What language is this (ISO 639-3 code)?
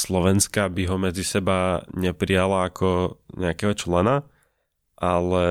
slk